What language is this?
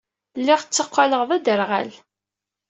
Kabyle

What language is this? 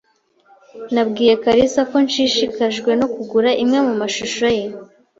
Kinyarwanda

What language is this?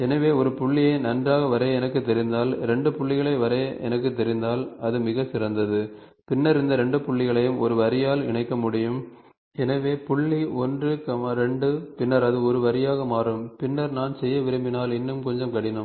Tamil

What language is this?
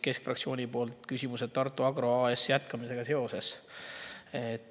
Estonian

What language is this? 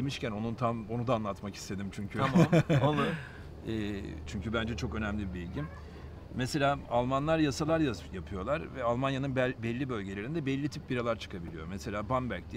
Turkish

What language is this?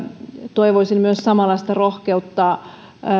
Finnish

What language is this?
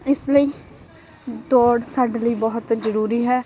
Punjabi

